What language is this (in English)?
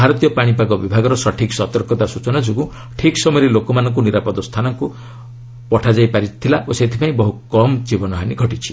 Odia